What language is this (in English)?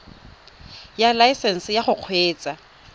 Tswana